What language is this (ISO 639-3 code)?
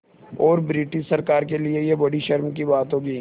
hin